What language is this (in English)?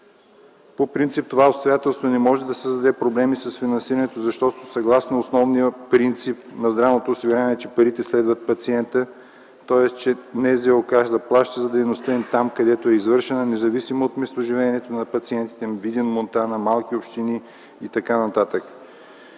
Bulgarian